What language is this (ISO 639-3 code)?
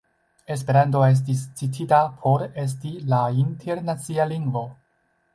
epo